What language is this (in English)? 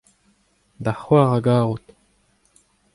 Breton